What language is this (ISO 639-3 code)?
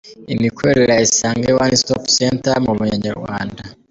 kin